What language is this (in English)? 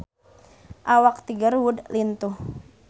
Sundanese